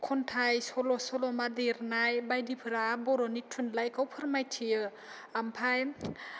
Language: Bodo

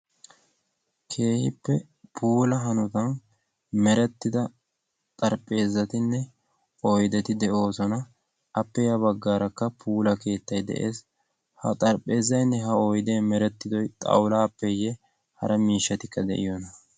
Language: Wolaytta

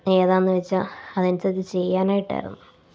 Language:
Malayalam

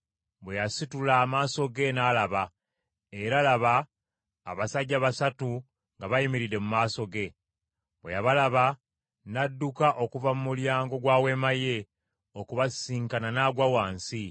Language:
Ganda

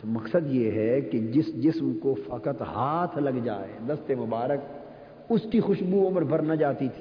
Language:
Urdu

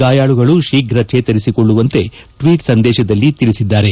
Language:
Kannada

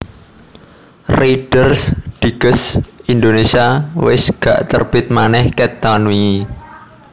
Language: Javanese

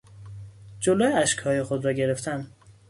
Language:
Persian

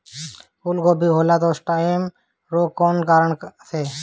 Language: Bhojpuri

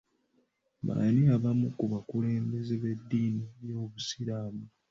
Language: Ganda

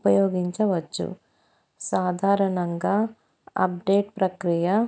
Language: Telugu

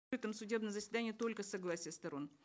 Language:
Kazakh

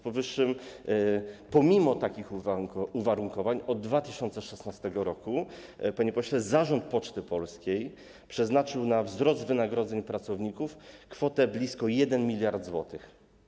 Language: Polish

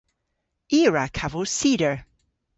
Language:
Cornish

